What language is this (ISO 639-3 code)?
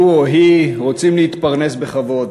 heb